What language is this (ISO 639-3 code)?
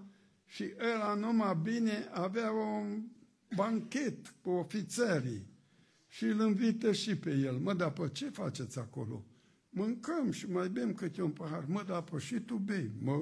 ron